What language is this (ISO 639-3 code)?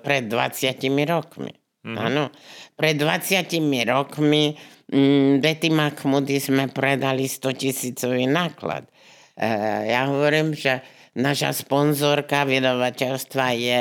slk